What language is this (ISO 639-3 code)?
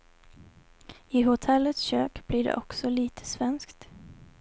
swe